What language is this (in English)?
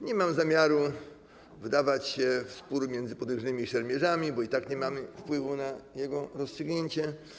Polish